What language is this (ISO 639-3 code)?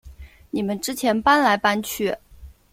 zho